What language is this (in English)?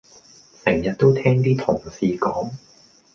Cantonese